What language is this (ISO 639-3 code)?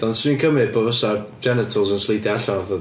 cym